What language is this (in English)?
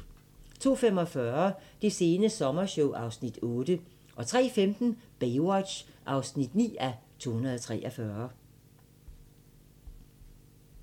Danish